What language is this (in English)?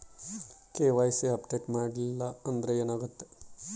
Kannada